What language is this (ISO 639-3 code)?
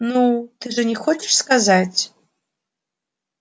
rus